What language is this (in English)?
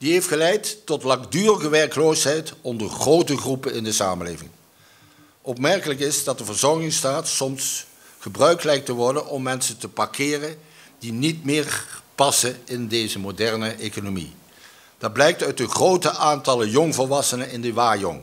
Dutch